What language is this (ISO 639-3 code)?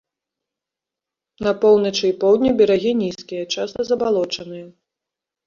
bel